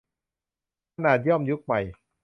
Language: Thai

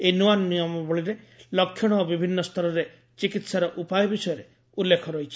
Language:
Odia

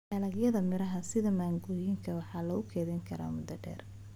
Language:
Somali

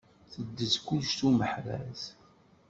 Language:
Kabyle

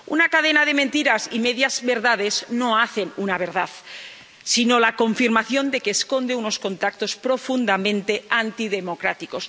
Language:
Spanish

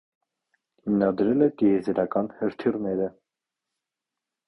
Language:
Armenian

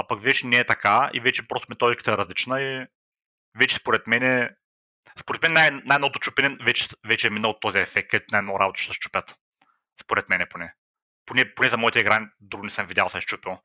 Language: Bulgarian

